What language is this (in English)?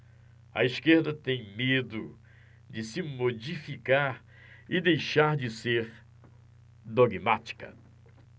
Portuguese